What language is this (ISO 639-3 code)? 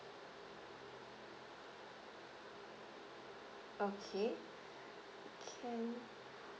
eng